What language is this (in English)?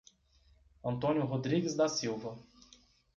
Portuguese